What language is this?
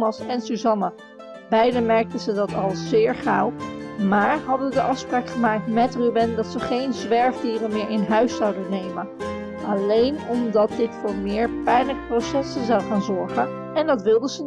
Dutch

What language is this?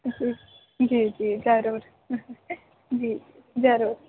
Sindhi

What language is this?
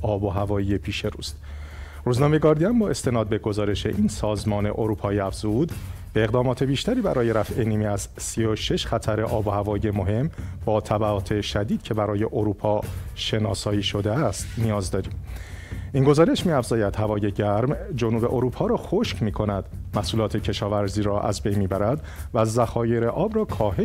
Persian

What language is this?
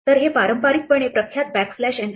Marathi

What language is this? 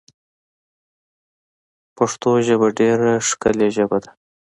Pashto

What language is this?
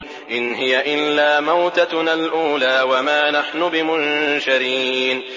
Arabic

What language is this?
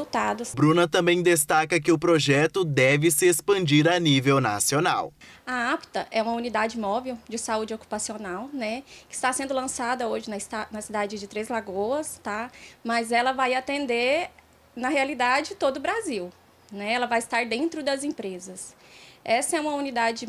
Portuguese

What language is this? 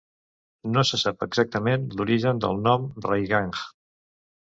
Catalan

